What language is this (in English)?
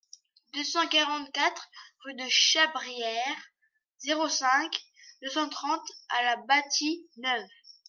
French